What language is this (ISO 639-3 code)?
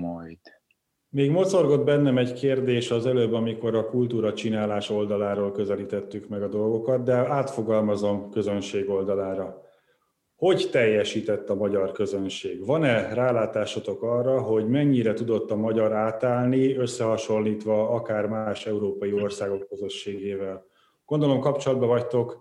hun